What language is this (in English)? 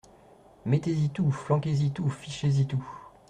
French